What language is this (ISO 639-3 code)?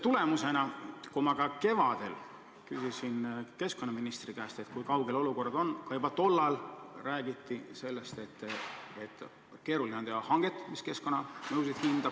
est